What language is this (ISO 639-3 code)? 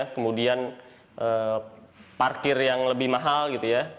ind